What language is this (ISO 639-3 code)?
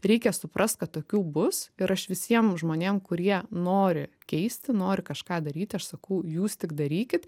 lit